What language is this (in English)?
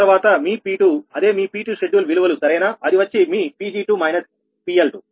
Telugu